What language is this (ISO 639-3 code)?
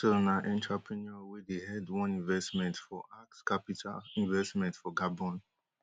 pcm